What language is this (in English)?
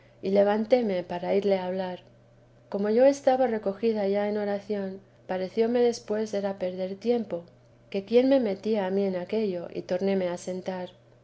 Spanish